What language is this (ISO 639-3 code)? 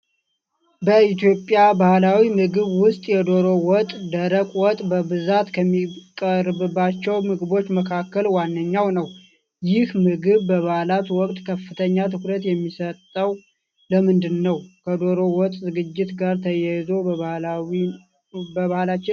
amh